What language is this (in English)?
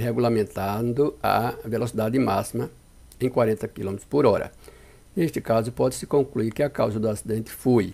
Portuguese